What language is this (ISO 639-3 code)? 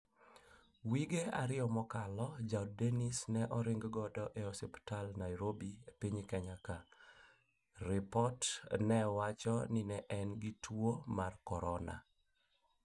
luo